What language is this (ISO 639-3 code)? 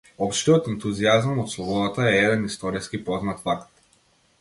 mkd